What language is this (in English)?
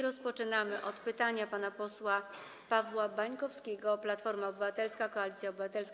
Polish